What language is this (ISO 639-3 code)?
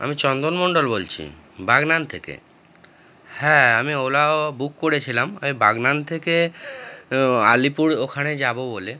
ben